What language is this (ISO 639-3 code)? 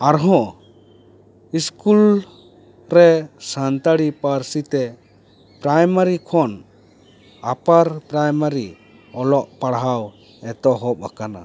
sat